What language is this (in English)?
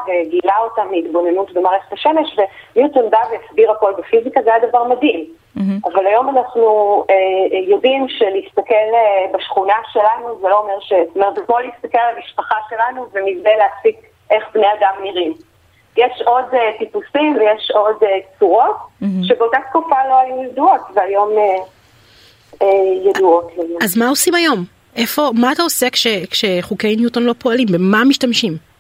Hebrew